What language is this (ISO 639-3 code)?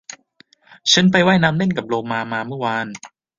tha